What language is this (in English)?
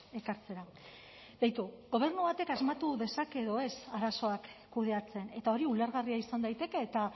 Basque